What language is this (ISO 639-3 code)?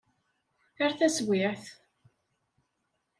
kab